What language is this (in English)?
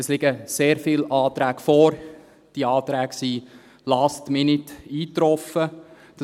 Swiss German